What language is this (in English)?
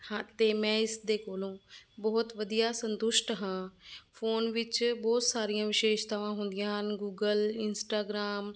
Punjabi